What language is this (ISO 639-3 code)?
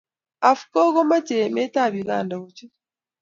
kln